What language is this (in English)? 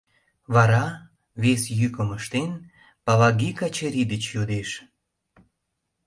Mari